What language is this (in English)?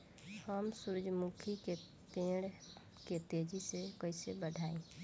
Bhojpuri